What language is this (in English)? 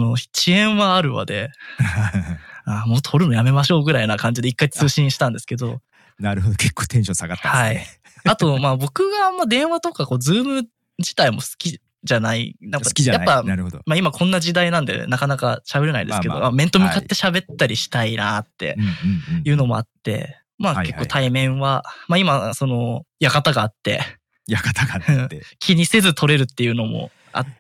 Japanese